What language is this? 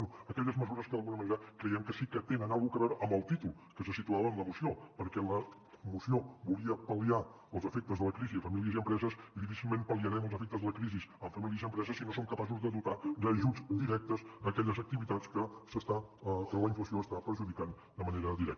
Catalan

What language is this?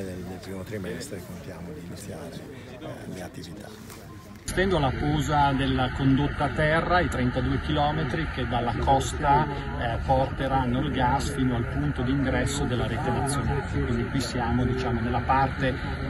Italian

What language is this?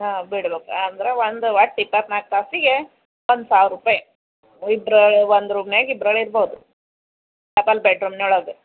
Kannada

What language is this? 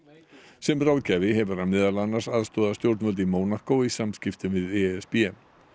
Icelandic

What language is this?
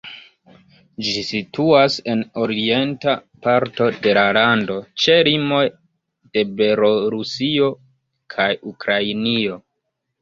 Esperanto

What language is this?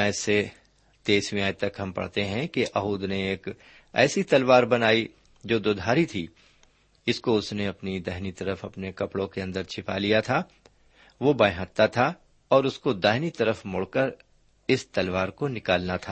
Urdu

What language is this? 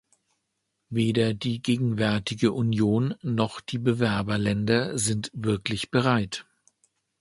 German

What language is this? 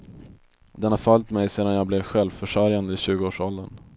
Swedish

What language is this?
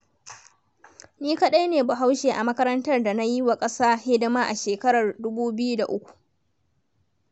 Hausa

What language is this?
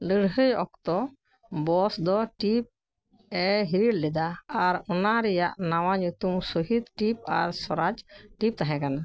Santali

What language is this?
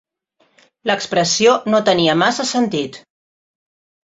Catalan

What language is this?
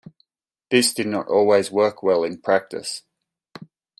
English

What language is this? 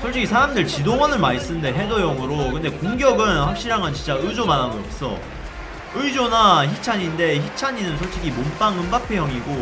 Korean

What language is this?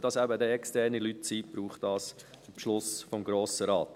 Swiss German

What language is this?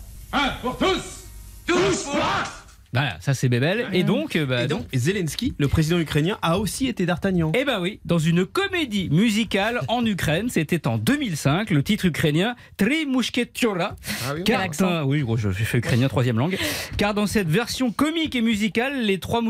French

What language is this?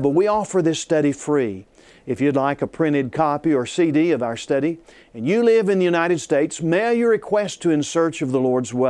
English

